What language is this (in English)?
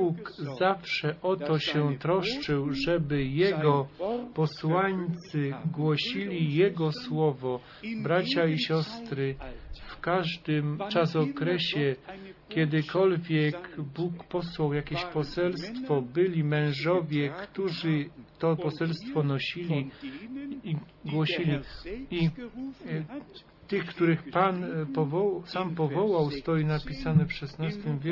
Polish